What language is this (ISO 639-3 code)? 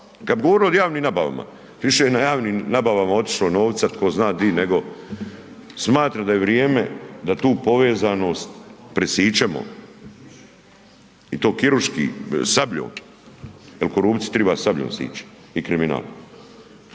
hrv